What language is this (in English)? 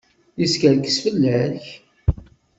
Kabyle